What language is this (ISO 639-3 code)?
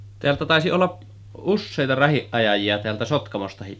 fin